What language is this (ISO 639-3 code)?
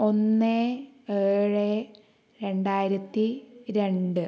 mal